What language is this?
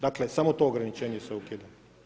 Croatian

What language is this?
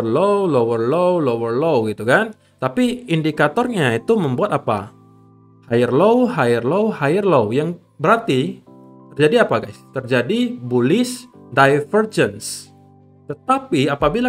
Indonesian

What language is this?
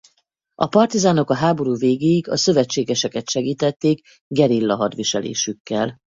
Hungarian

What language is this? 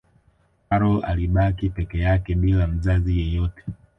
Swahili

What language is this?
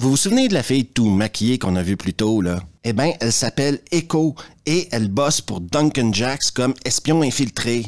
French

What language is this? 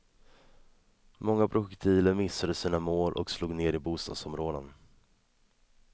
Swedish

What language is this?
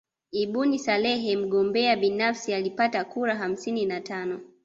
Swahili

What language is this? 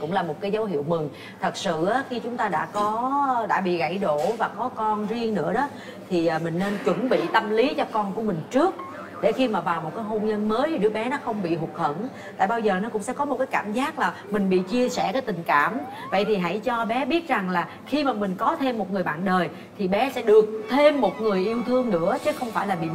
Vietnamese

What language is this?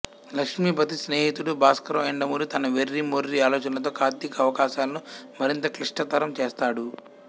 Telugu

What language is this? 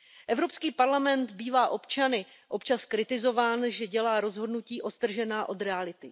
Czech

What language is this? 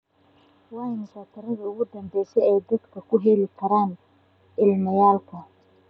Somali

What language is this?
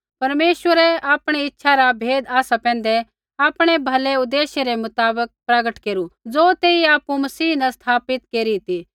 Kullu Pahari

